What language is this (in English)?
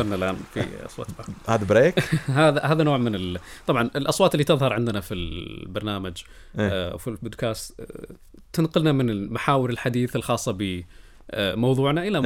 Arabic